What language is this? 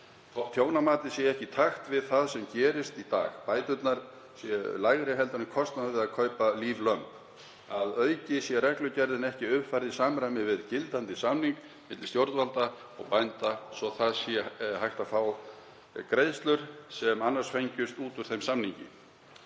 Icelandic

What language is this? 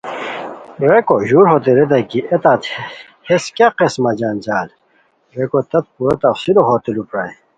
Khowar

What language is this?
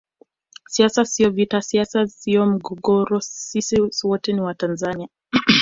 Swahili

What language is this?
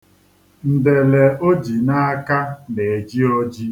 Igbo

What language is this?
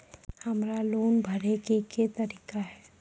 Maithili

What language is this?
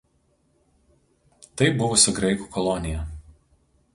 Lithuanian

